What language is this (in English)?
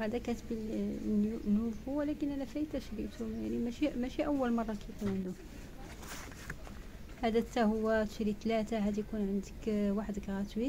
Arabic